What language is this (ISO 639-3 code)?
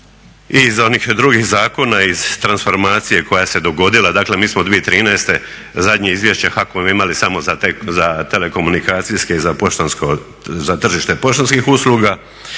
hrv